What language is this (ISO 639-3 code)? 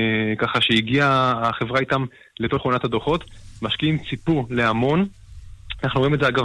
heb